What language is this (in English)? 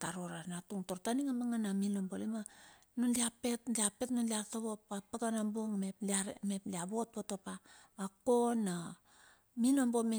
Bilur